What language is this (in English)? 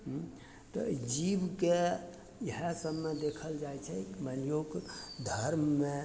Maithili